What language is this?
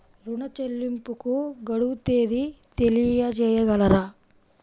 Telugu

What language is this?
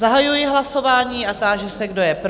Czech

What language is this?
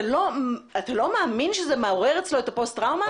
Hebrew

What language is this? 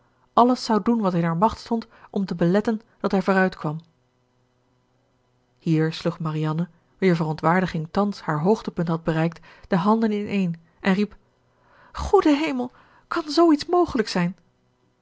Dutch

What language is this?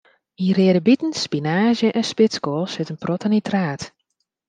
Western Frisian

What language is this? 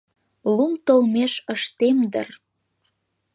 Mari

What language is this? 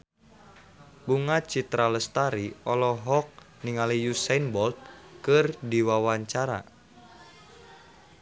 Sundanese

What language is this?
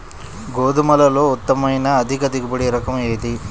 Telugu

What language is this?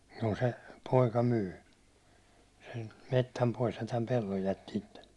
Finnish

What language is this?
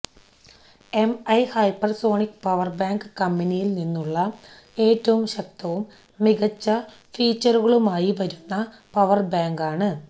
Malayalam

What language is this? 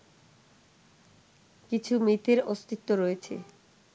Bangla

